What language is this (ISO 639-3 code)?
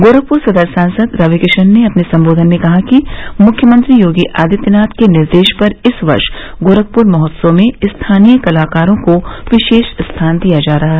hin